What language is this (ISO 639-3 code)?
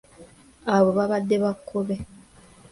lug